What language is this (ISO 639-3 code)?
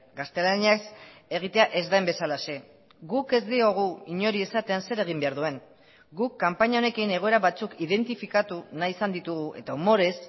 eus